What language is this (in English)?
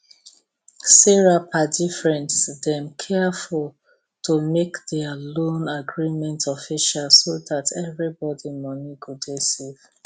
Nigerian Pidgin